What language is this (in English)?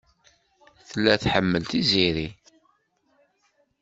Kabyle